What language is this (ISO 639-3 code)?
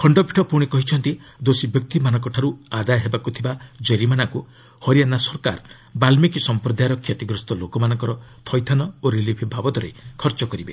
ori